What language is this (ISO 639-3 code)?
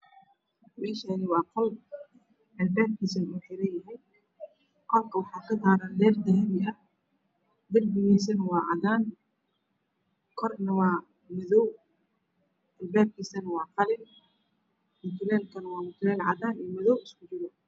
som